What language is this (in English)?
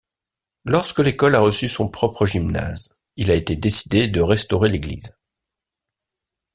French